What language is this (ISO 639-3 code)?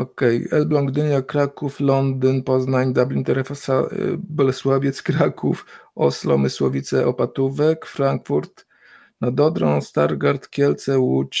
pol